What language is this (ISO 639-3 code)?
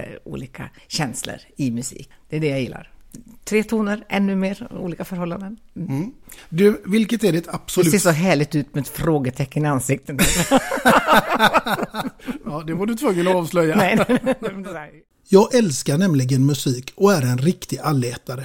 swe